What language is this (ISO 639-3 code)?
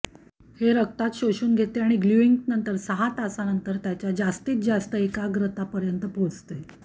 mar